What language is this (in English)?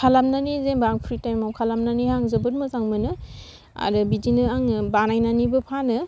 Bodo